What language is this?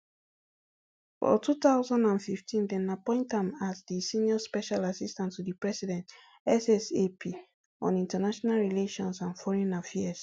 Nigerian Pidgin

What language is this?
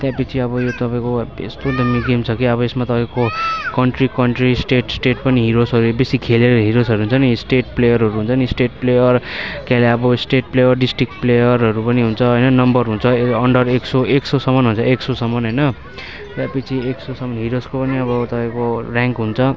Nepali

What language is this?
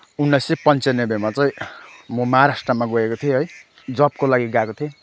Nepali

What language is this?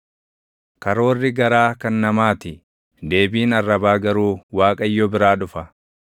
Oromo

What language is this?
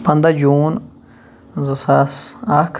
Kashmiri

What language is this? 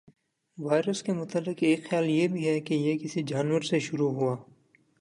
Urdu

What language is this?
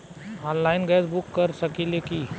Bhojpuri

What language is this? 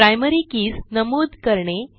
Marathi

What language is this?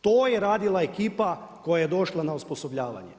Croatian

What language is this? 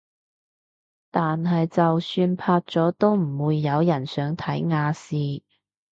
Cantonese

